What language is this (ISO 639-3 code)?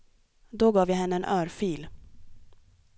swe